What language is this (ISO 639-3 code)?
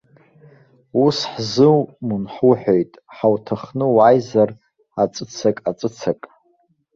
abk